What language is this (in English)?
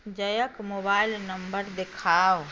Maithili